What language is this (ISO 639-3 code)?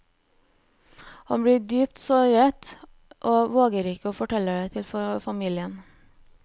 nor